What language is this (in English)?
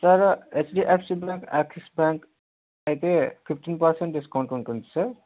Telugu